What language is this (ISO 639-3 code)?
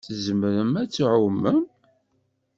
kab